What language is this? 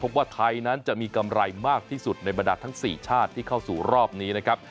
Thai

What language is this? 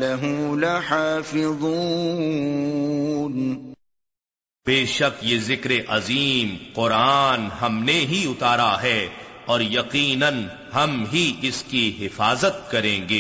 Urdu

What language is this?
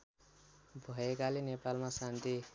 Nepali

